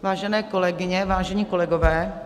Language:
Czech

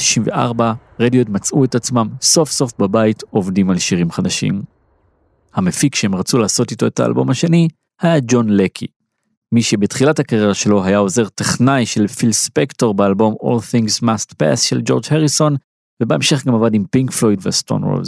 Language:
Hebrew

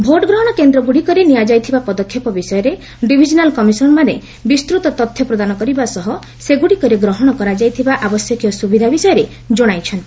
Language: Odia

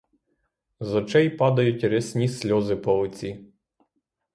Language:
Ukrainian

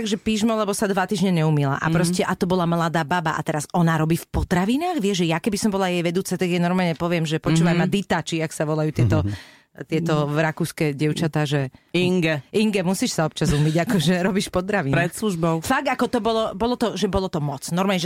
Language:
Slovak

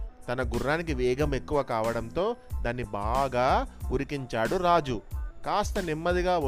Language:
Telugu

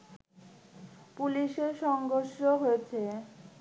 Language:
Bangla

